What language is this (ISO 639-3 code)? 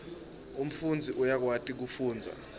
ssw